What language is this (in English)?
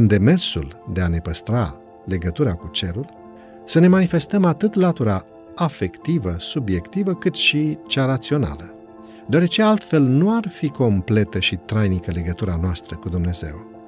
Romanian